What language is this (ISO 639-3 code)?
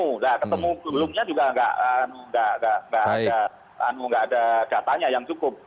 ind